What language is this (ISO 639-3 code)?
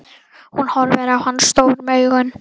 isl